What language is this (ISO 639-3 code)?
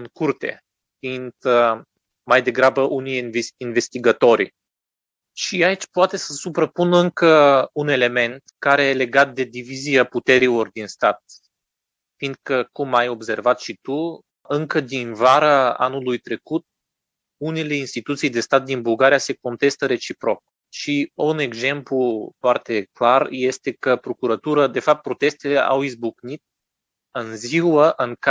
ron